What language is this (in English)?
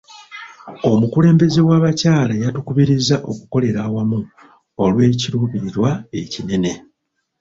Ganda